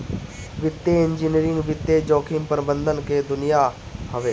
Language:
Bhojpuri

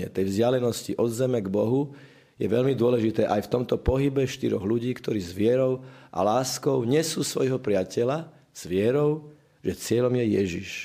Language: Slovak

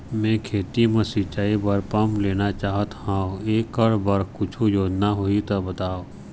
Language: Chhattisgarhi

